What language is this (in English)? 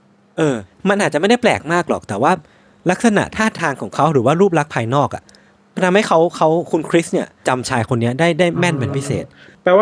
Thai